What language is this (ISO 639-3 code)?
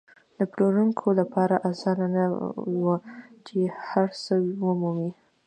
pus